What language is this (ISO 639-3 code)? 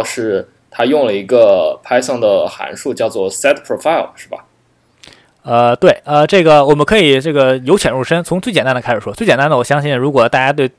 zho